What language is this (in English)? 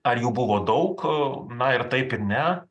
Lithuanian